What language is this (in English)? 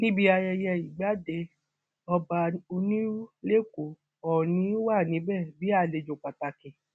Yoruba